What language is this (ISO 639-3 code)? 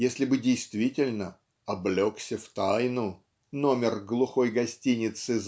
rus